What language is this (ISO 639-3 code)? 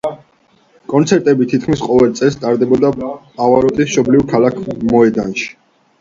kat